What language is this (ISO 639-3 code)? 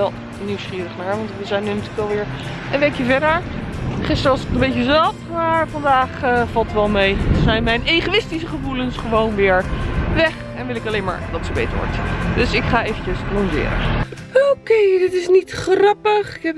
nld